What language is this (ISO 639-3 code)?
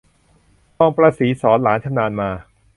tha